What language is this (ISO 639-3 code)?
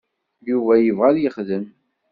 kab